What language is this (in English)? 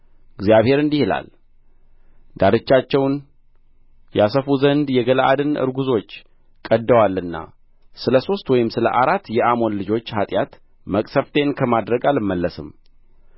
Amharic